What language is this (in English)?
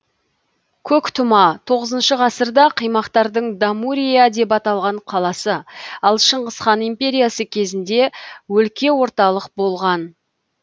Kazakh